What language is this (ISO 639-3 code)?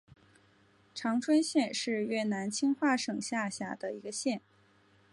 zho